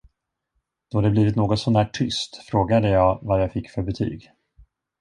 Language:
Swedish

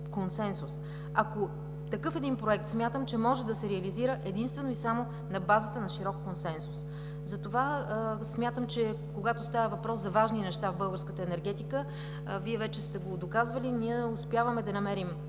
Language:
Bulgarian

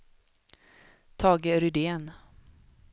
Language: Swedish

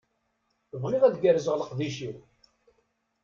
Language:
Kabyle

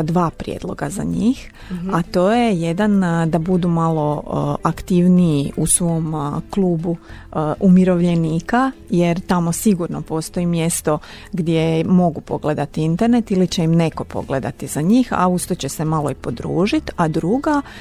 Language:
Croatian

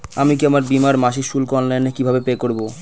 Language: Bangla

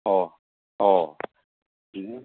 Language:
Assamese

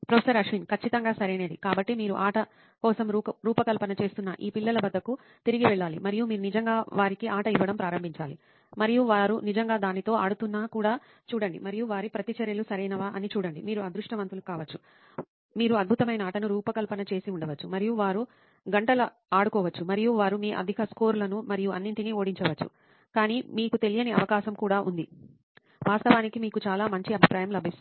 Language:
Telugu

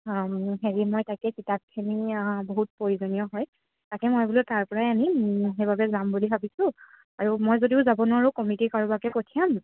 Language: Assamese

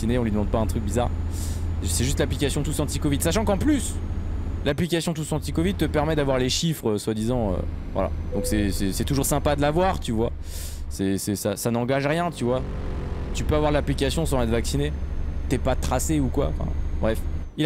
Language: French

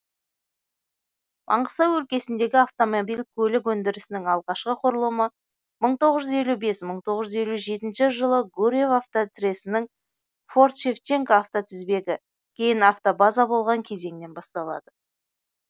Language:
Kazakh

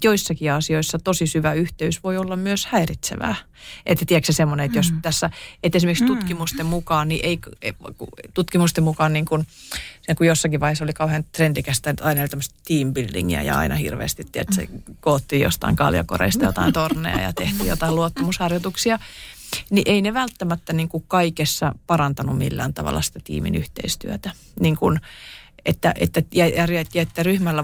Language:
Finnish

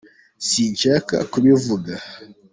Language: Kinyarwanda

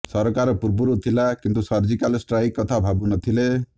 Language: Odia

